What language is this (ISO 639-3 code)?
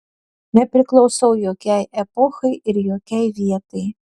lit